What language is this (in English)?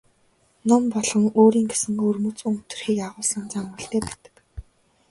Mongolian